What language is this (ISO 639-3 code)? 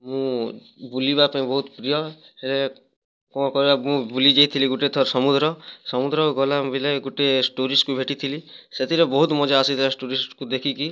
ori